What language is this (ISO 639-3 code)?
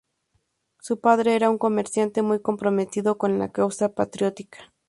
spa